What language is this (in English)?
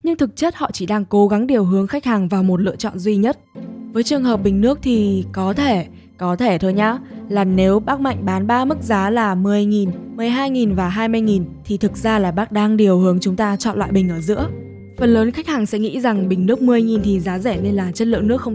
Vietnamese